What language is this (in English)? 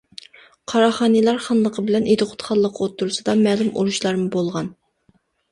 Uyghur